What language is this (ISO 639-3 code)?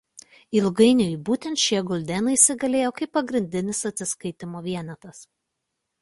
lit